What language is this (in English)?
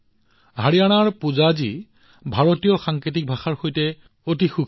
Assamese